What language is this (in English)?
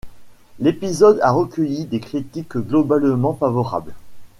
French